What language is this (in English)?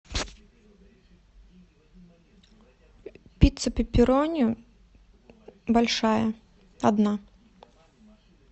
Russian